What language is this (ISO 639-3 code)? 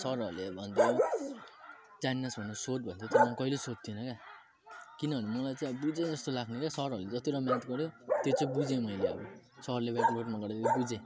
nep